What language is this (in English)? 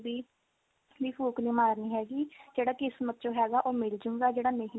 Punjabi